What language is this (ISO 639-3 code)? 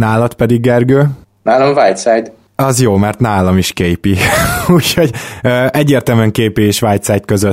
hun